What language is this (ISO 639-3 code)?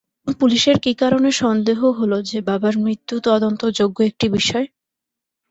ben